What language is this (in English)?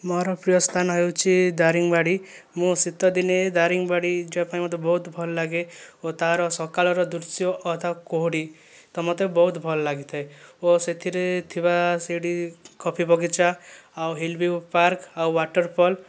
Odia